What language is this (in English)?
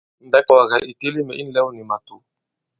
Bankon